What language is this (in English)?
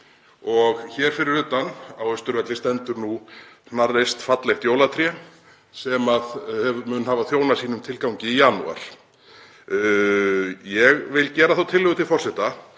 Icelandic